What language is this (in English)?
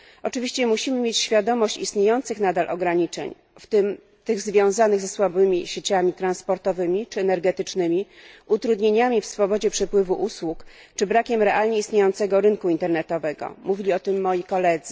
Polish